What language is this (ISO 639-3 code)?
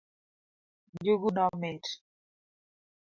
luo